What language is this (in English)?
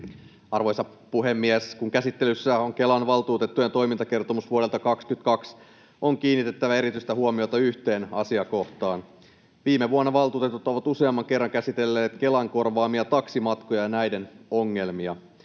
Finnish